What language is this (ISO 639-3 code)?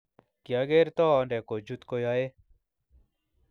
kln